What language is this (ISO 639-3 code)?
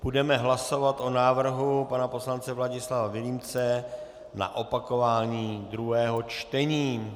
ces